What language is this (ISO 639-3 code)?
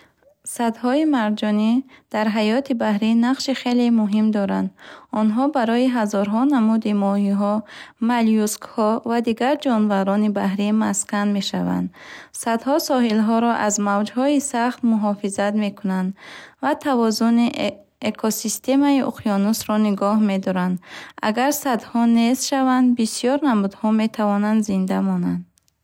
bhh